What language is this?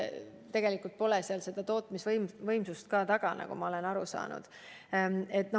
Estonian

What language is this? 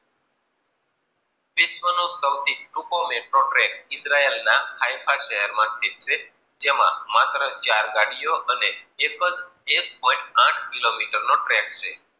Gujarati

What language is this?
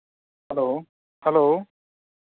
Santali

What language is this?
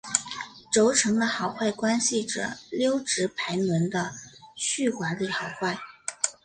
Chinese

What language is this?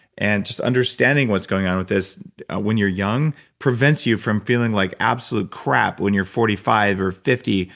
English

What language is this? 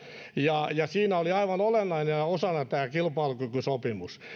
Finnish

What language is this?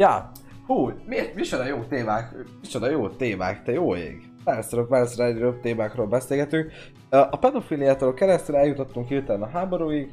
Hungarian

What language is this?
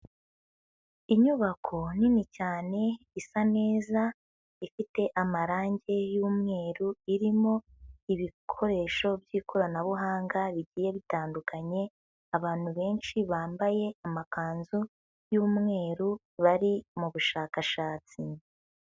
Kinyarwanda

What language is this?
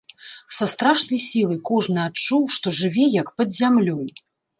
Belarusian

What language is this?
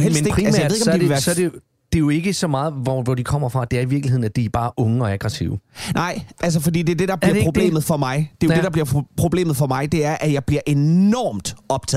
Danish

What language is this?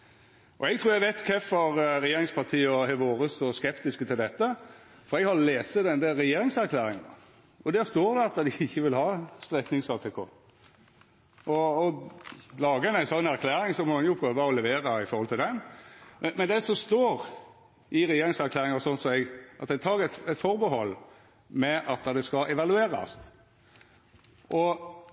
Norwegian Nynorsk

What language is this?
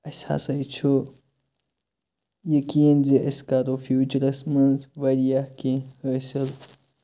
Kashmiri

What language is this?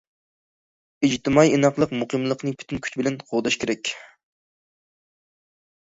Uyghur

